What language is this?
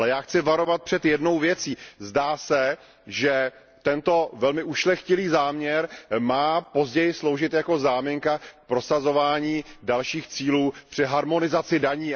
Czech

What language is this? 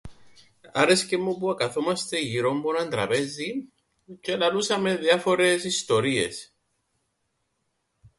Greek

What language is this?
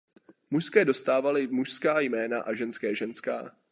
Czech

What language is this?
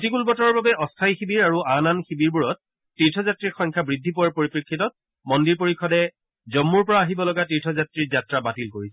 Assamese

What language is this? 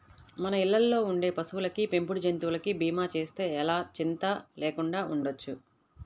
Telugu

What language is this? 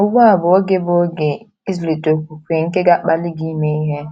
Igbo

